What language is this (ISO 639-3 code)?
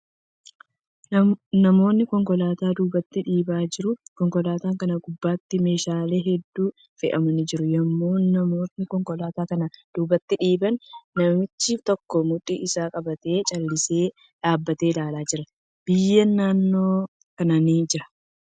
orm